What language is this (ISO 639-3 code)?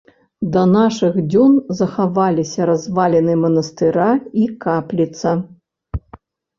bel